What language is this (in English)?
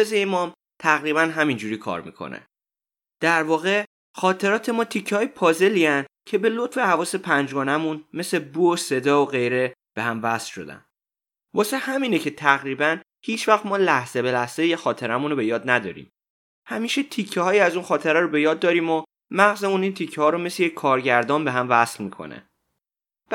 Persian